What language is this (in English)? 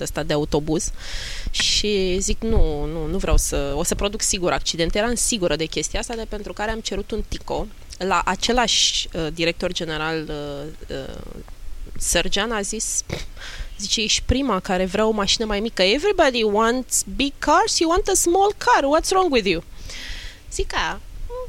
Romanian